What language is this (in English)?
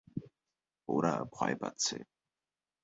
Bangla